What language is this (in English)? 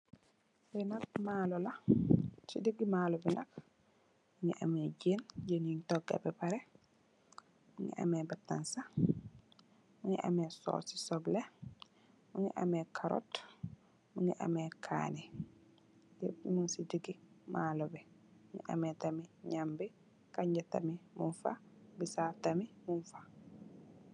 Wolof